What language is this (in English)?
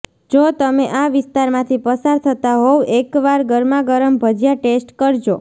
Gujarati